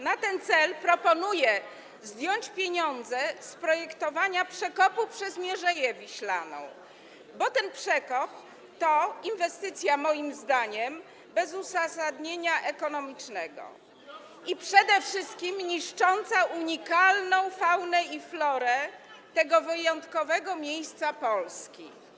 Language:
Polish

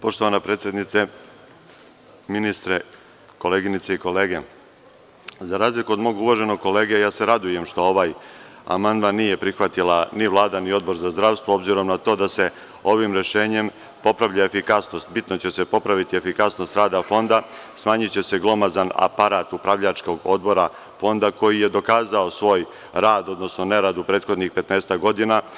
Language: Serbian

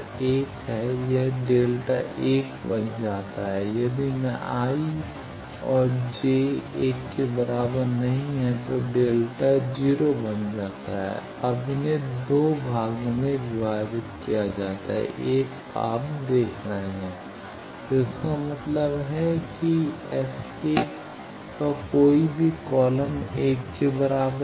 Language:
Hindi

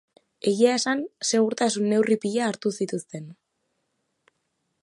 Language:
Basque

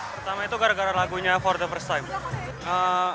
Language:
Indonesian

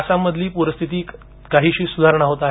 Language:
Marathi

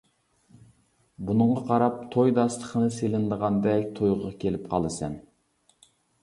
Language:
Uyghur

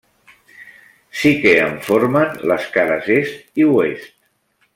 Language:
Catalan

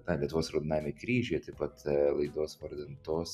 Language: Lithuanian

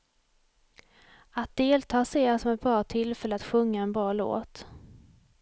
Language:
Swedish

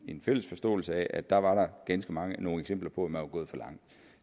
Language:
Danish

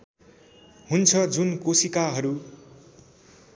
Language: Nepali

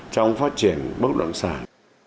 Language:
Vietnamese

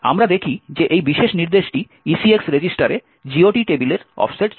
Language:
Bangla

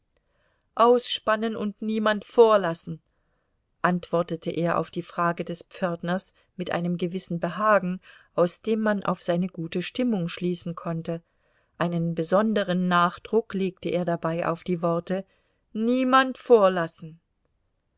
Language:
German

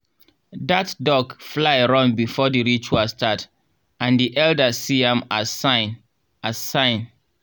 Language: Nigerian Pidgin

